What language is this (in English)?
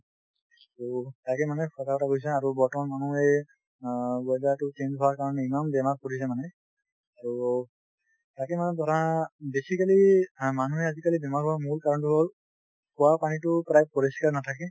Assamese